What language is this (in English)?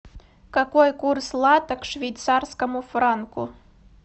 Russian